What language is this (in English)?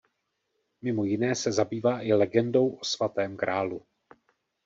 Czech